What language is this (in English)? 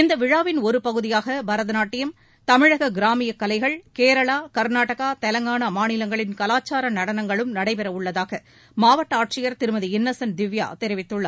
Tamil